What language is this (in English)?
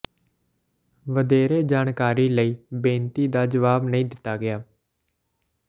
Punjabi